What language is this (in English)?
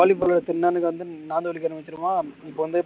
Tamil